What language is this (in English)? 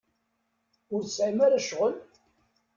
Kabyle